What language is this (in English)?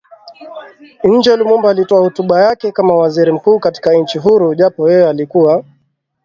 Swahili